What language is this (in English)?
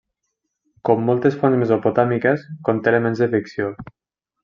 Catalan